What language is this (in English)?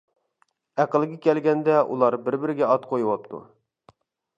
Uyghur